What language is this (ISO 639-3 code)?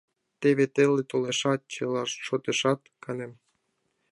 chm